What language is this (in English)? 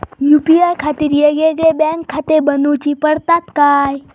Marathi